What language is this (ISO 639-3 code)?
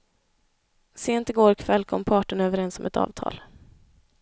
swe